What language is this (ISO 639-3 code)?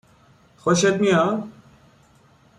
fas